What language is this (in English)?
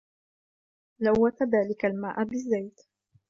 Arabic